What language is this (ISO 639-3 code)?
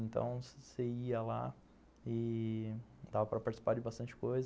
por